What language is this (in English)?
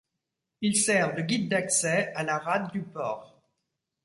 French